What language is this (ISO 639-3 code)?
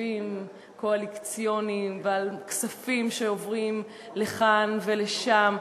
heb